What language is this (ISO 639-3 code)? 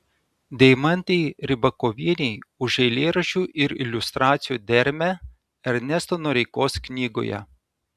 lit